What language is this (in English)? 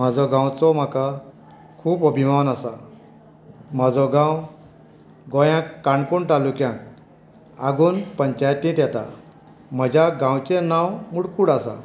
Konkani